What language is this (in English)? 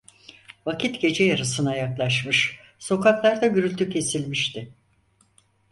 Turkish